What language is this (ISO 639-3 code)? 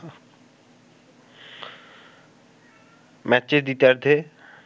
ben